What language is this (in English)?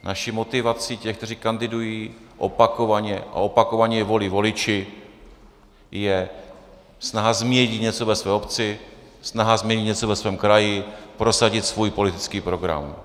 Czech